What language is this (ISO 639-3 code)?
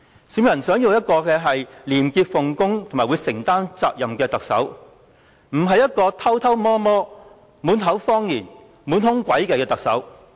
yue